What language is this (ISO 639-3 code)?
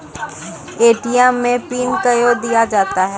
mai